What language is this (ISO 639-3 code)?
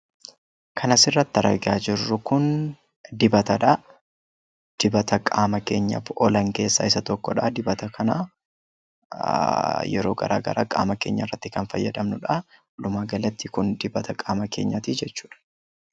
orm